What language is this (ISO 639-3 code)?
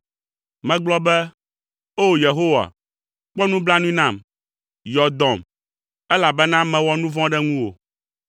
ewe